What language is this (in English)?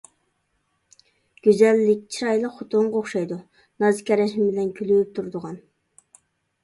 Uyghur